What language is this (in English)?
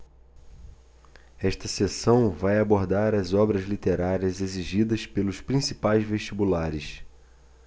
Portuguese